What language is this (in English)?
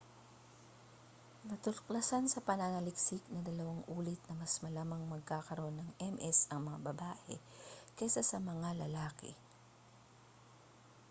Filipino